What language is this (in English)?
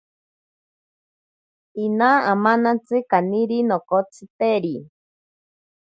Ashéninka Perené